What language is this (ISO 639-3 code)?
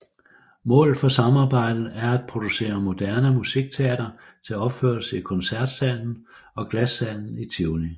dan